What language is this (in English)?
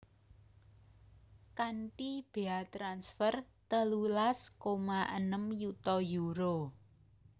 Javanese